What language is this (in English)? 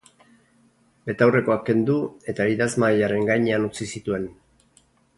Basque